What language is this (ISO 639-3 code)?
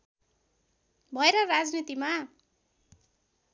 nep